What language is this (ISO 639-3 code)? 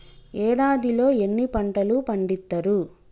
tel